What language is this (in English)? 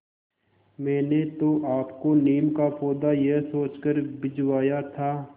Hindi